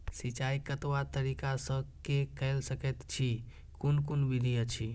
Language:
Maithili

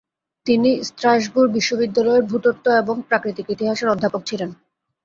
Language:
Bangla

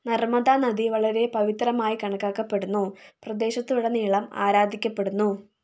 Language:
Malayalam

